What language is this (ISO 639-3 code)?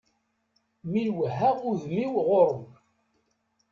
kab